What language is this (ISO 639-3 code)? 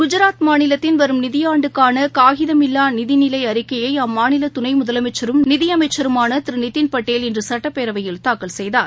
tam